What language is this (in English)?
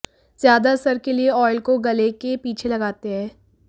Hindi